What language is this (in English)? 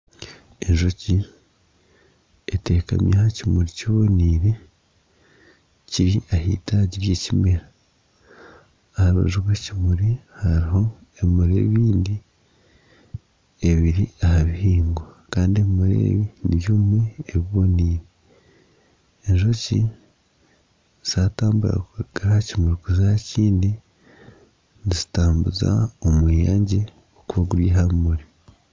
Nyankole